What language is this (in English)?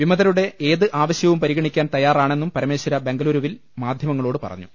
Malayalam